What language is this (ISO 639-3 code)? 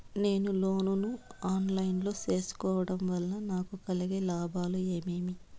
tel